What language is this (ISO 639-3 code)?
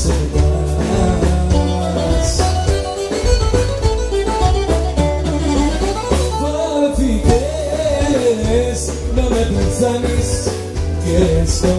ell